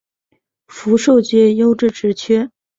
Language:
Chinese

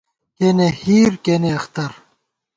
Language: Gawar-Bati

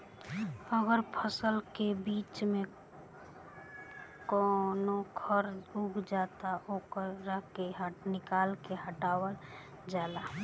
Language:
Bhojpuri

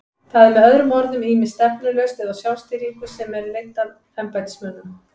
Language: Icelandic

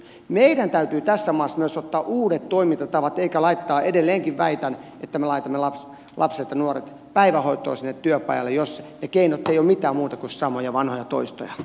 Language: Finnish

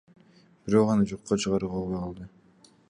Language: Kyrgyz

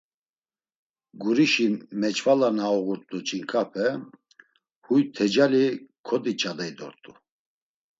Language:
Laz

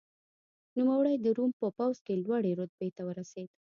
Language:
Pashto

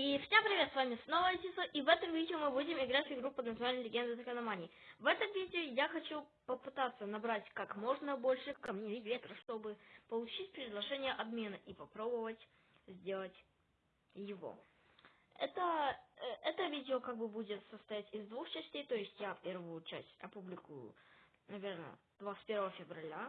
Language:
Russian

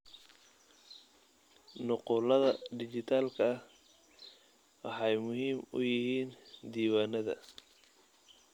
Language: Somali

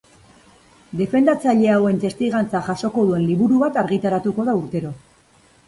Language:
Basque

